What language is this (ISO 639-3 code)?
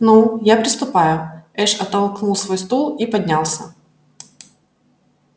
rus